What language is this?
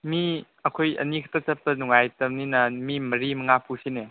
Manipuri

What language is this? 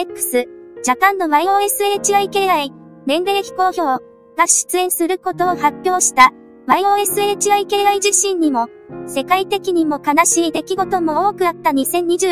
Japanese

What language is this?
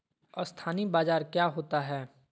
Magahi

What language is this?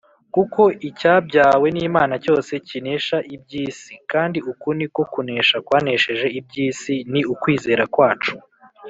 Kinyarwanda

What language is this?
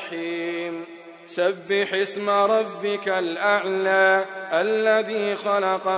Arabic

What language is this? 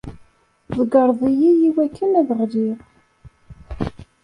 Kabyle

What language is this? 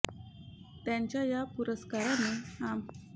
Marathi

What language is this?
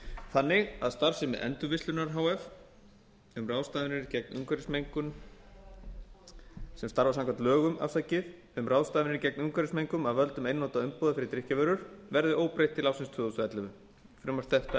Icelandic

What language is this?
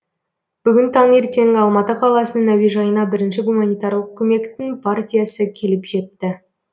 Kazakh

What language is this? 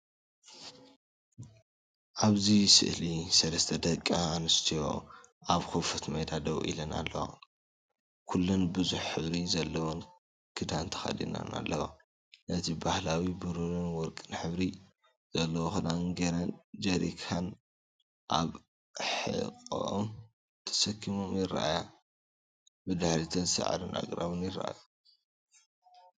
Tigrinya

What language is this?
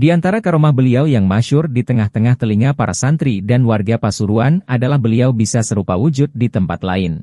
Indonesian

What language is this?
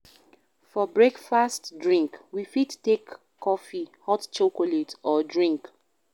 Nigerian Pidgin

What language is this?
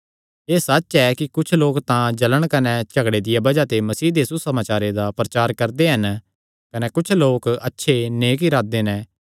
Kangri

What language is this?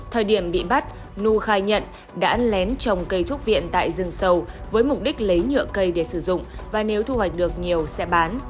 Vietnamese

